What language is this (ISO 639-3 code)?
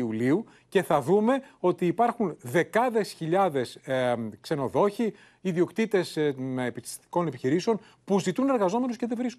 ell